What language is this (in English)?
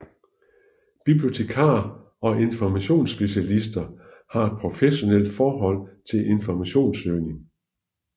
Danish